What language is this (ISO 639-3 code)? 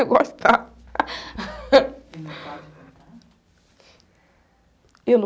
por